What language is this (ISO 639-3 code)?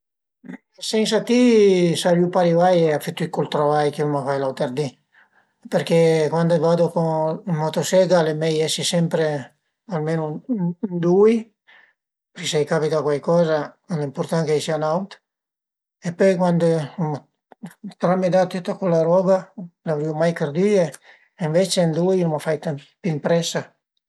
pms